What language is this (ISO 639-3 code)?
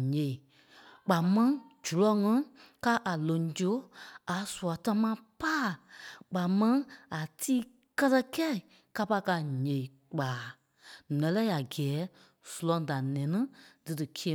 kpe